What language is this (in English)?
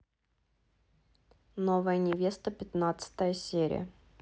Russian